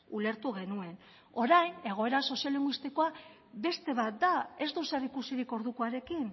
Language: Basque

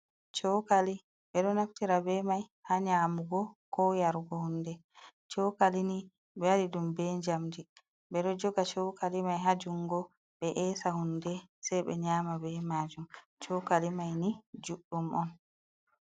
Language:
Fula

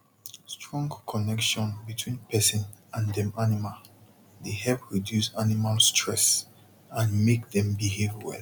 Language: Nigerian Pidgin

